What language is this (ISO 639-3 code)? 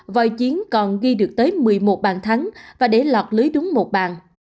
vie